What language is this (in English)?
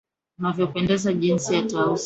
Swahili